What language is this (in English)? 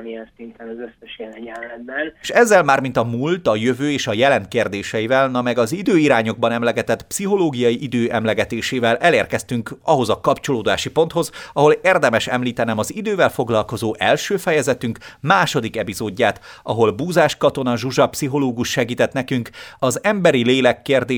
Hungarian